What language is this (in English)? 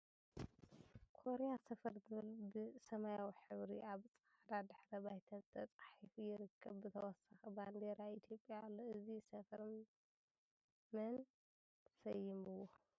Tigrinya